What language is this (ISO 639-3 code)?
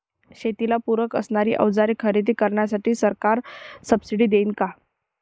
mar